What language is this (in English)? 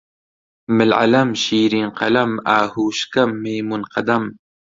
Central Kurdish